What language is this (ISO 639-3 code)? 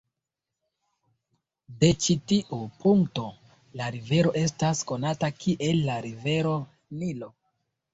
epo